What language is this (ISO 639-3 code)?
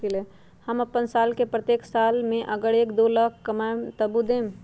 mag